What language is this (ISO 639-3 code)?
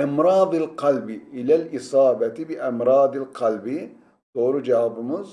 tur